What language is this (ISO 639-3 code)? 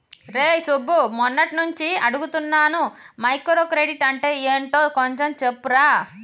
tel